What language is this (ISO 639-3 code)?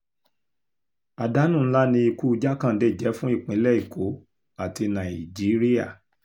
yor